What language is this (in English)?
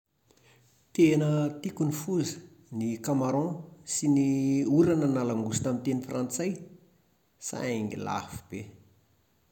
Malagasy